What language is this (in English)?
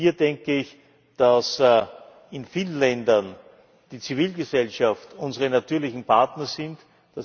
German